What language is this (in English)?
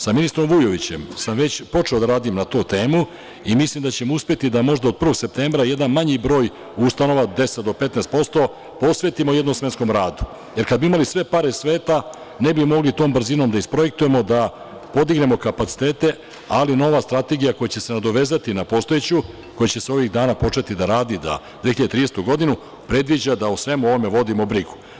Serbian